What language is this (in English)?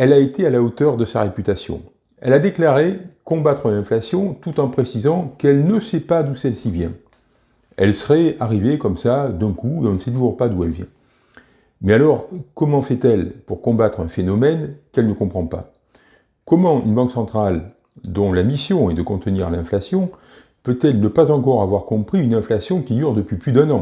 French